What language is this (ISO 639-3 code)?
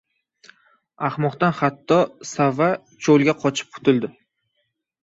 uzb